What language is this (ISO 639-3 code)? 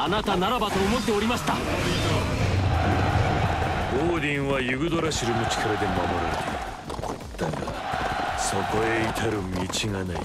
jpn